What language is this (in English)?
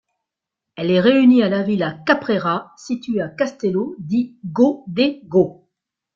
French